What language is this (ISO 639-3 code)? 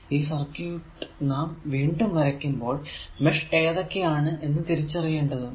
mal